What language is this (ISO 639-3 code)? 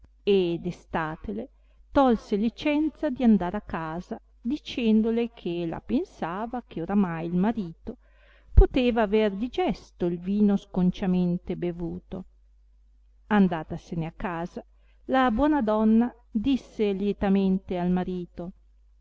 ita